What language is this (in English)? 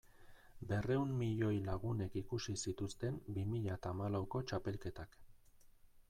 Basque